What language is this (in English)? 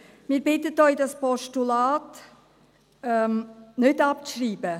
Swiss German